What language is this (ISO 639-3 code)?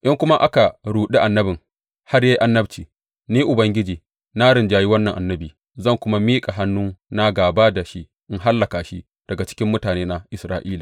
hau